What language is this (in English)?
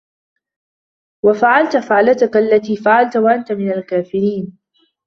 Arabic